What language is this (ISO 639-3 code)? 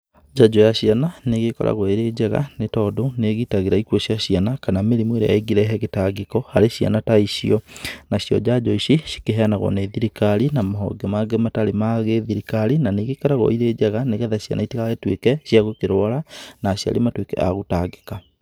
kik